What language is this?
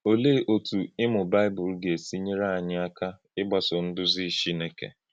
Igbo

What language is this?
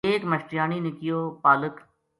Gujari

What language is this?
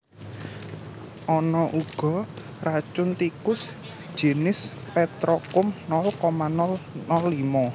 Javanese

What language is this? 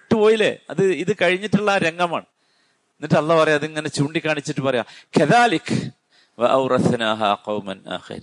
Malayalam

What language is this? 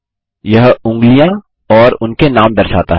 Hindi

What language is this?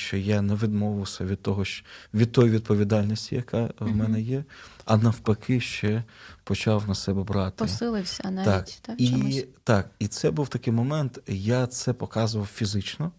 Ukrainian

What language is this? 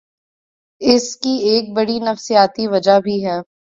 Urdu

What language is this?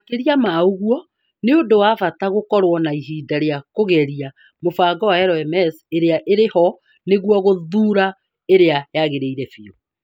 Kikuyu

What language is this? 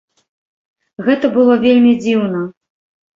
Belarusian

